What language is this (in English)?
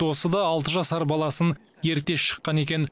Kazakh